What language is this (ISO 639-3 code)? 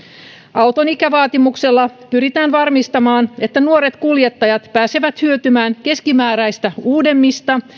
fin